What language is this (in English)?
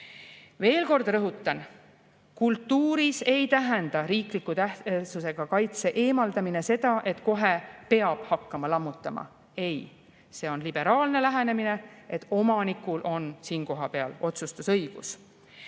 Estonian